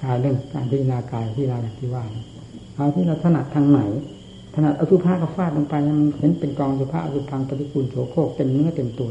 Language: Thai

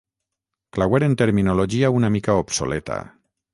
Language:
Catalan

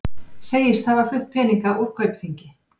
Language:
Icelandic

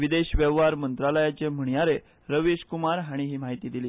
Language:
Konkani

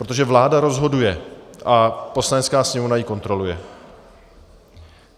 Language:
Czech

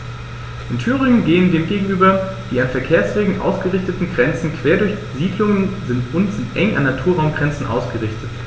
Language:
German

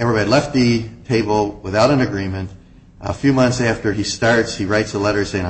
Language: English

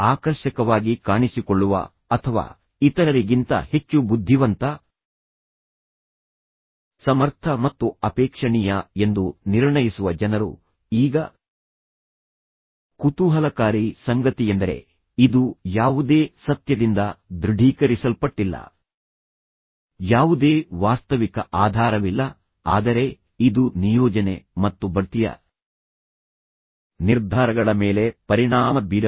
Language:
Kannada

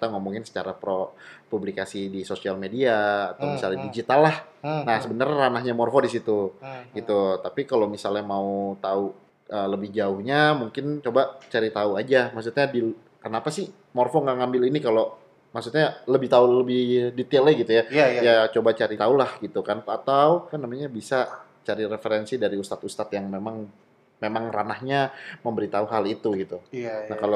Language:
Indonesian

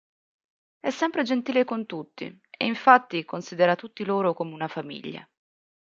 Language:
Italian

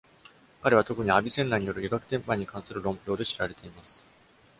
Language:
Japanese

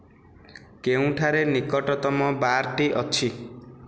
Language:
Odia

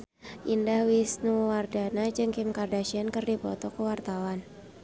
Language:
Sundanese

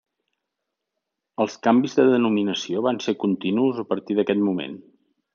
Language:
Catalan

